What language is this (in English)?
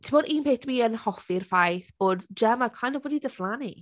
Welsh